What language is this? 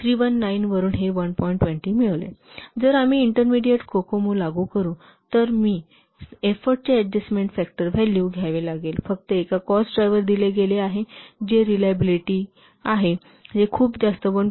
Marathi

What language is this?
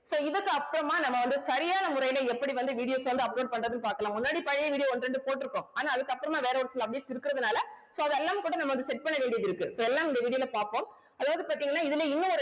Tamil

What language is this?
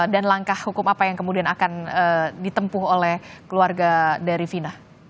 Indonesian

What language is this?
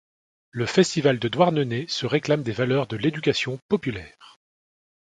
French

